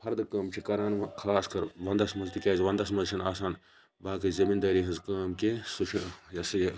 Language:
Kashmiri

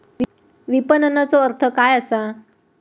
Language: Marathi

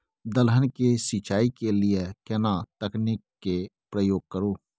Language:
Maithili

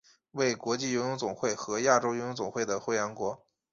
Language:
Chinese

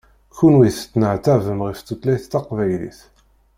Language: Kabyle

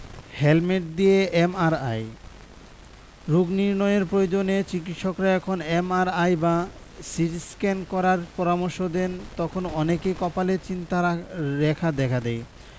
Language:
Bangla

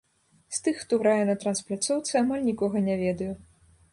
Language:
Belarusian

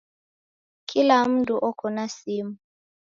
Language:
Taita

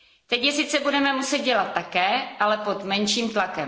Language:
Czech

